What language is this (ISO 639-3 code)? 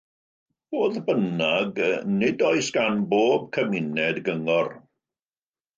cym